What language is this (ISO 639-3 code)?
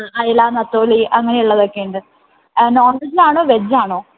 mal